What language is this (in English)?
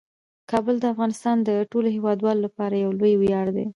Pashto